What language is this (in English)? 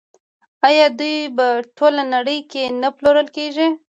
Pashto